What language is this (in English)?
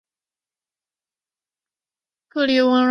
Chinese